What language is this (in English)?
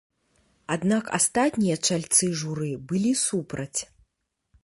Belarusian